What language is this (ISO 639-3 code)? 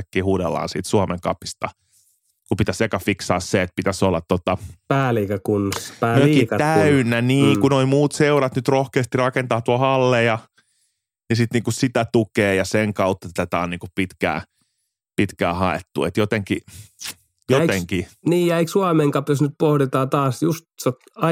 fin